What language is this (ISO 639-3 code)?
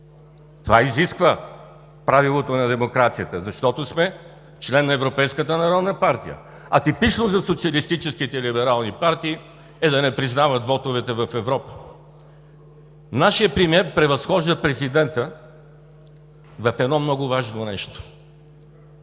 bul